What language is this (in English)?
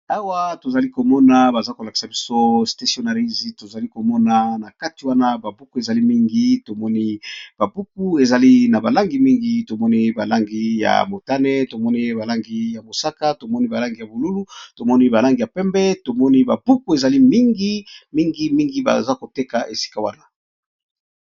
Lingala